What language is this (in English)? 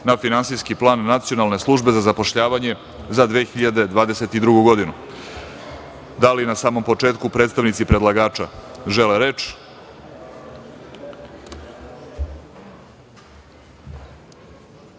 Serbian